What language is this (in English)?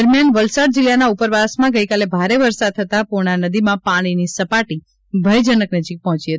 Gujarati